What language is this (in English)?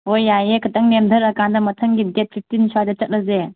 Manipuri